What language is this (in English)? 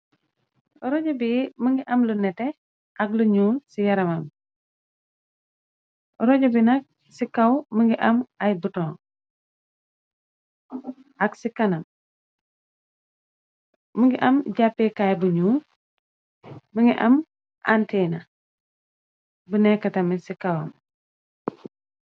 Wolof